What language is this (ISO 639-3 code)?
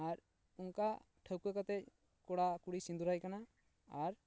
sat